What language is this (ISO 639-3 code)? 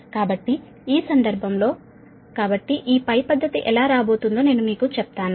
tel